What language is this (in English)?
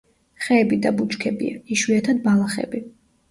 Georgian